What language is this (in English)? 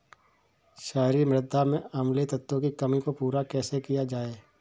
Hindi